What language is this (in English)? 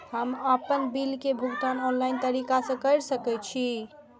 Maithili